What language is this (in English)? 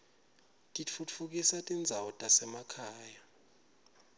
Swati